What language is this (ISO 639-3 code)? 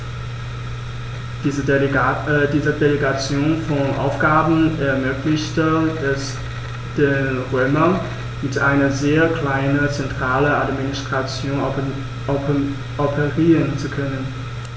deu